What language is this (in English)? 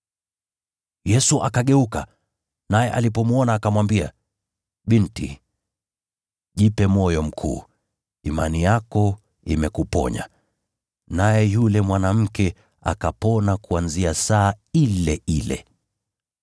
Swahili